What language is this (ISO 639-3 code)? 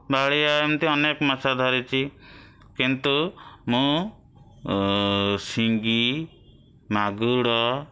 ori